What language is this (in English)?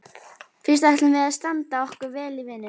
Icelandic